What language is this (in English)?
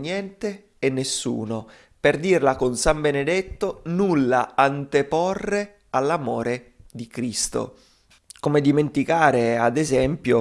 Italian